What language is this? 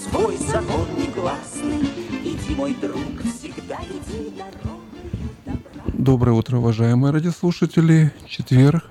Russian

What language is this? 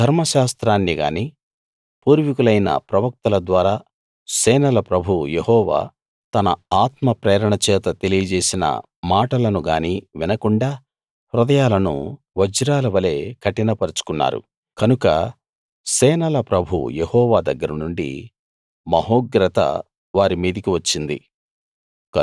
Telugu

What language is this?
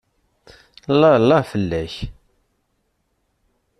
Kabyle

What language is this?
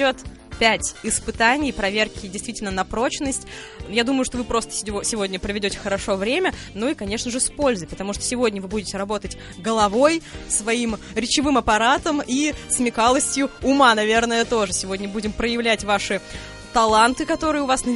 Russian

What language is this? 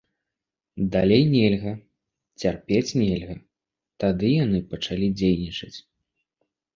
Belarusian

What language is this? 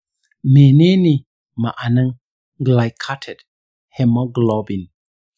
Hausa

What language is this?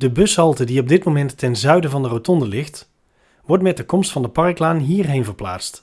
Dutch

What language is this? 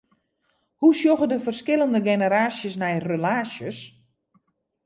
Western Frisian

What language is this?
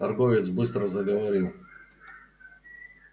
Russian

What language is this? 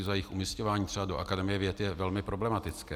Czech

